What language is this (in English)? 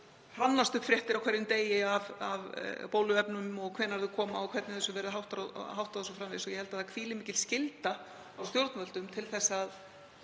Icelandic